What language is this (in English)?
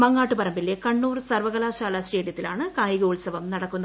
Malayalam